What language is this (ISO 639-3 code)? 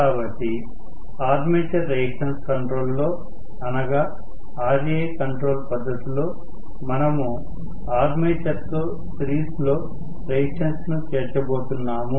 tel